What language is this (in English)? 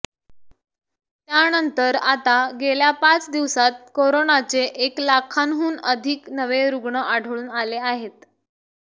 Marathi